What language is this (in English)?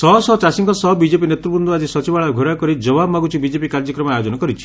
Odia